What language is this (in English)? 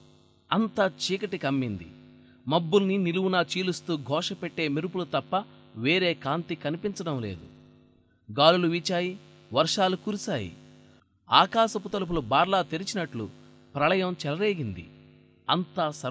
Telugu